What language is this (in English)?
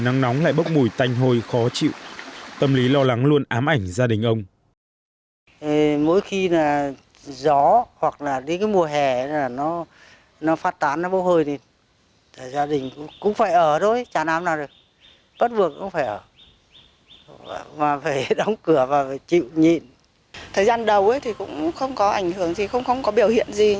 Vietnamese